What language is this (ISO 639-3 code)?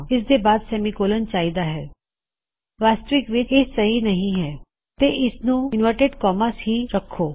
pan